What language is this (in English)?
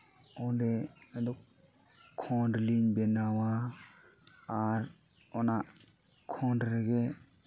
Santali